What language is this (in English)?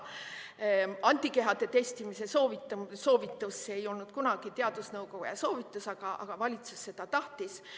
Estonian